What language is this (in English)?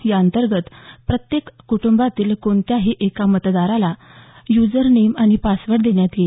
Marathi